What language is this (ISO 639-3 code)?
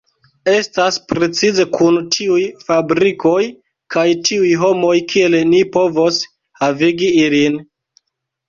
epo